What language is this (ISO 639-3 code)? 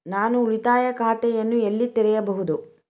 kan